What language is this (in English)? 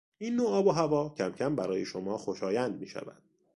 Persian